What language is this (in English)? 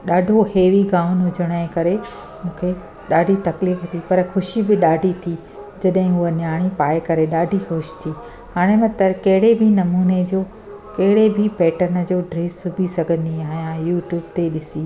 Sindhi